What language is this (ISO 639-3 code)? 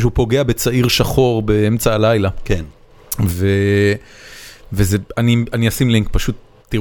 heb